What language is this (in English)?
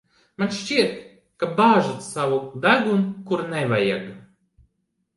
Latvian